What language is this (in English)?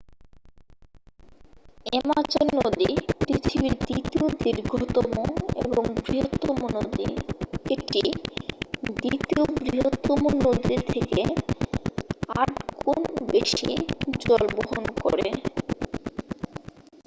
Bangla